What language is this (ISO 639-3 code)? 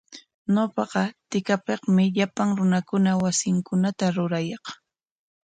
qwa